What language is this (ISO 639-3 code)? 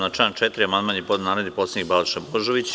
srp